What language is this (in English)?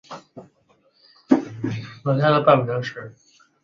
Chinese